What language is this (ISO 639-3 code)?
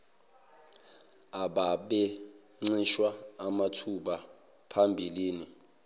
zul